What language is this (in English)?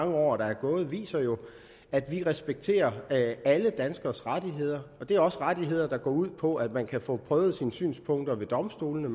Danish